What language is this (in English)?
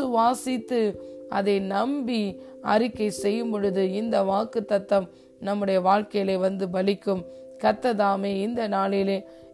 Tamil